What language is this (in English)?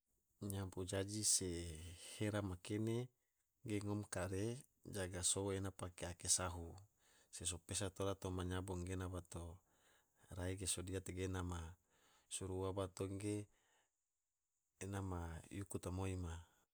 Tidore